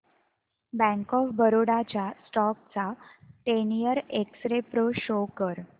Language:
Marathi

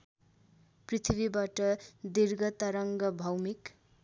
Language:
Nepali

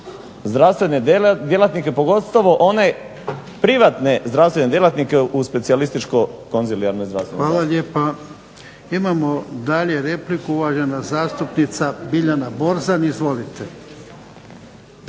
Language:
Croatian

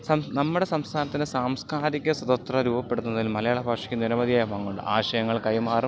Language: Malayalam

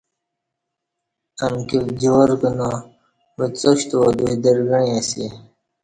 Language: Kati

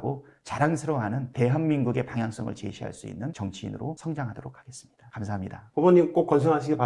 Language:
Korean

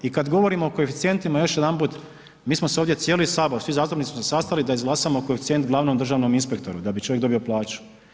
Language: Croatian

